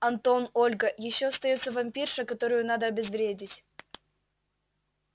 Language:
Russian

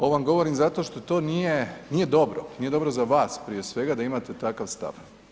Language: Croatian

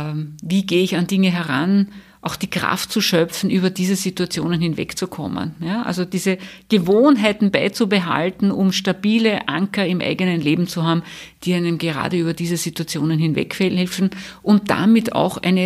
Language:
German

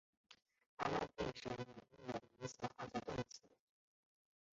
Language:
Chinese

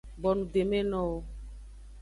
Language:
Aja (Benin)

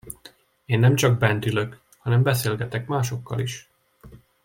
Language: Hungarian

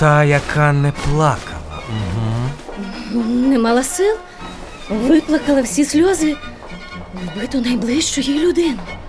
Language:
Ukrainian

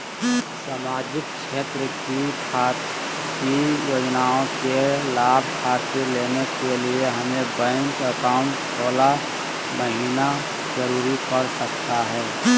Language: Magahi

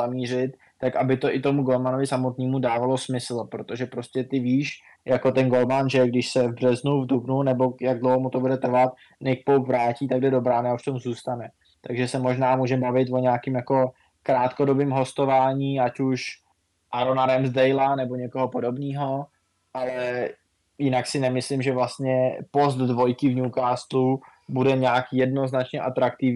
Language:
Czech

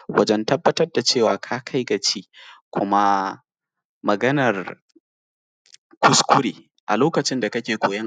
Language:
Hausa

